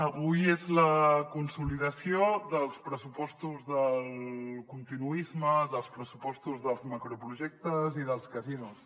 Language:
Catalan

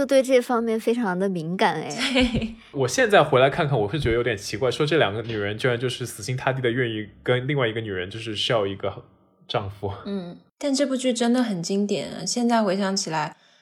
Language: Chinese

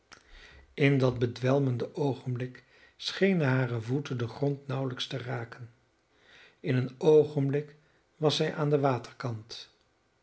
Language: Dutch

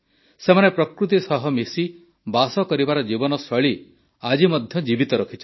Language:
Odia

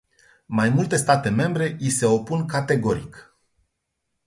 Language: Romanian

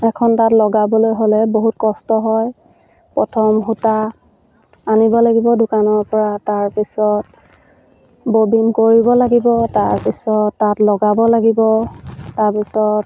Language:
Assamese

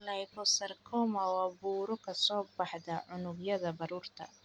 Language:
Somali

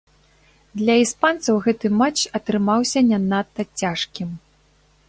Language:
Belarusian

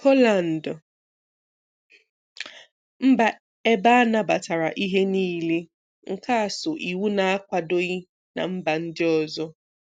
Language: Igbo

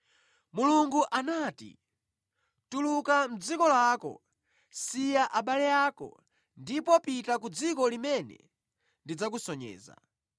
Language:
Nyanja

